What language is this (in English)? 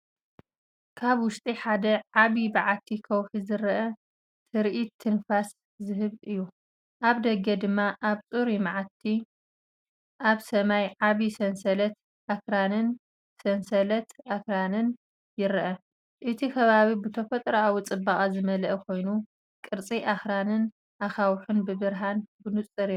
Tigrinya